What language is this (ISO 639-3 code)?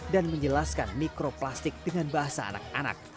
ind